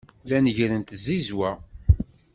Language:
Kabyle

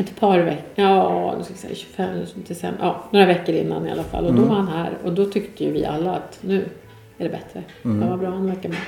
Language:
Swedish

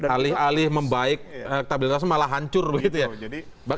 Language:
Indonesian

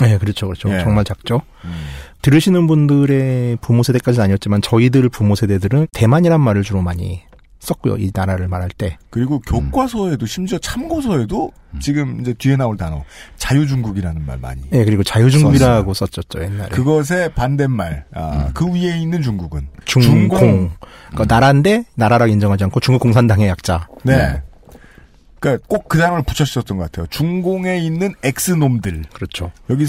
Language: Korean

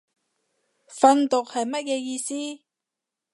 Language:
Cantonese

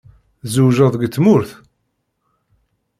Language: Kabyle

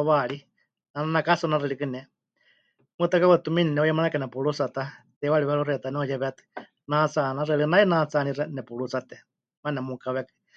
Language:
Huichol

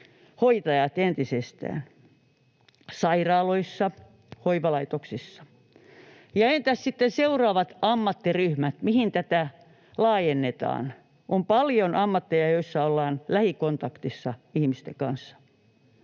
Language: Finnish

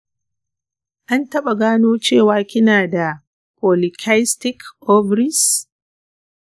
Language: Hausa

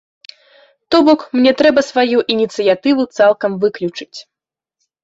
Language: Belarusian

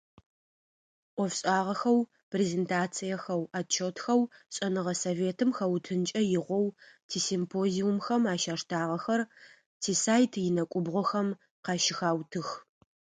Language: Adyghe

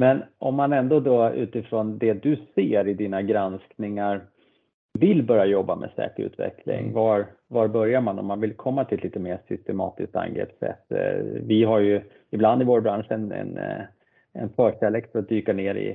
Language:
Swedish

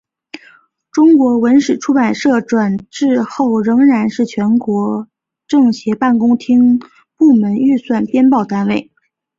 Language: Chinese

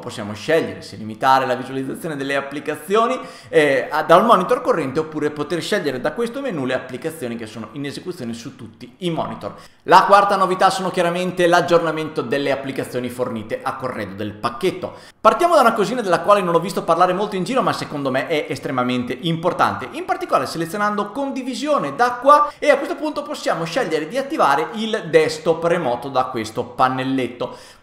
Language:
Italian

